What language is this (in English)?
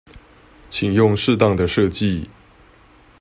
Chinese